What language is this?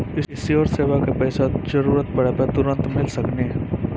Maithili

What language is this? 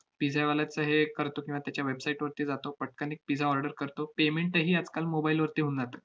Marathi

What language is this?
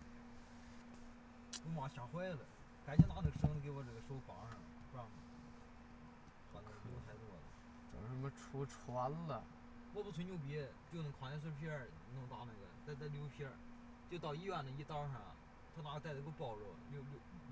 Chinese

